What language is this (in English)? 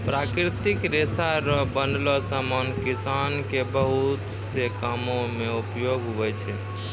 Maithili